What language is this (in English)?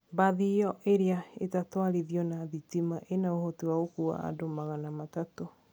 Kikuyu